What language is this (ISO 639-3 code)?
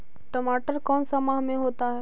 mag